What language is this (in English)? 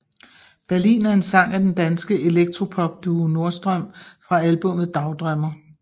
Danish